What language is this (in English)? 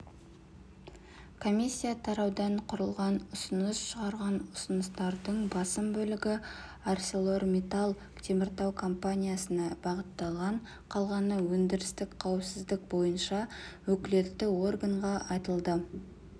Kazakh